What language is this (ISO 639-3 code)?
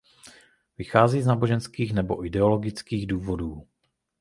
ces